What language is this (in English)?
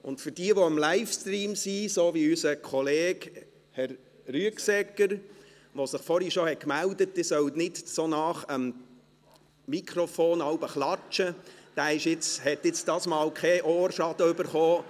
Swiss German